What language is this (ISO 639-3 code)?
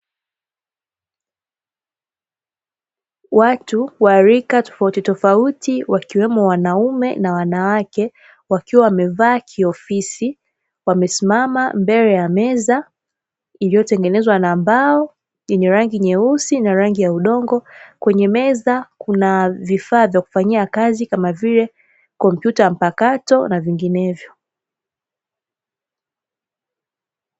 swa